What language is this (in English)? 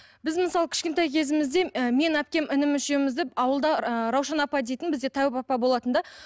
Kazakh